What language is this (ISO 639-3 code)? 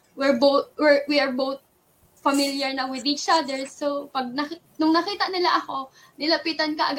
fil